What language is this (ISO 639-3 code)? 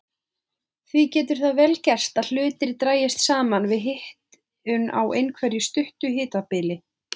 isl